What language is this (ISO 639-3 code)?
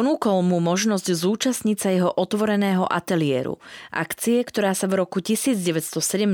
slk